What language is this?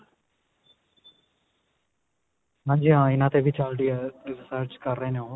Punjabi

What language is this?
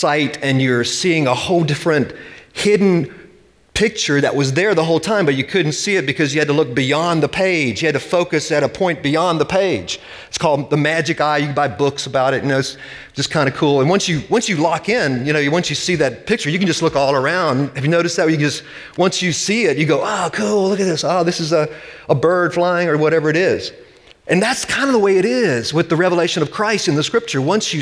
English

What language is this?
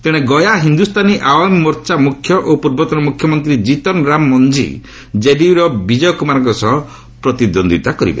Odia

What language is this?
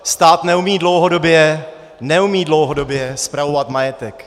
Czech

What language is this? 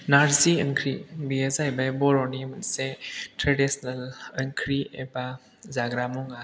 Bodo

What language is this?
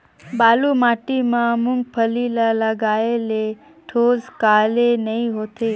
Chhattisgarhi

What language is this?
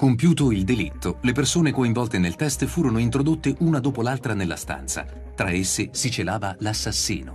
Italian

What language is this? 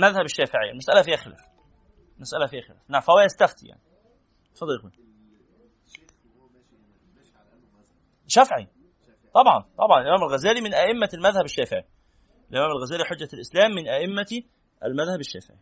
Arabic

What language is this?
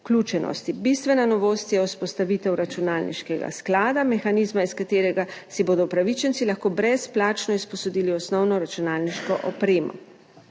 Slovenian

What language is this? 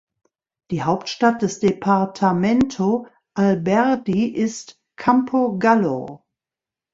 German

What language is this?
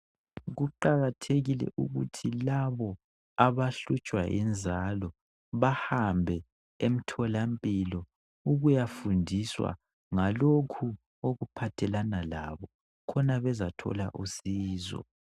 North Ndebele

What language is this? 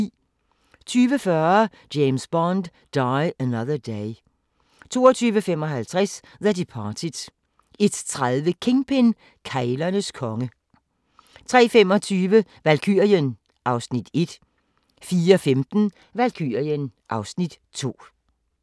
Danish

